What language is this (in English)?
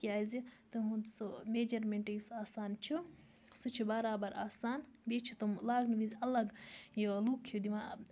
Kashmiri